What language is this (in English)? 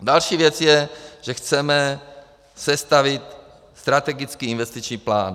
Czech